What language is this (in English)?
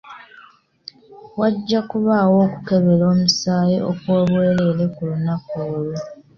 Ganda